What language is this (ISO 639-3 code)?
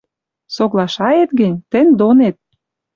mrj